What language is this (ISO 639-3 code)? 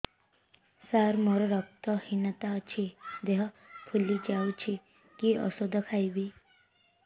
ori